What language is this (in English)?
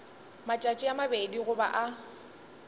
Northern Sotho